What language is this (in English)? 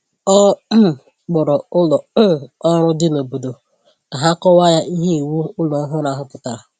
Igbo